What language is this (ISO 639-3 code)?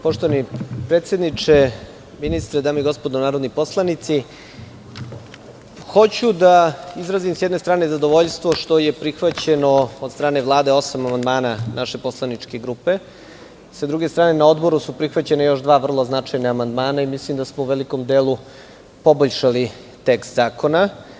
srp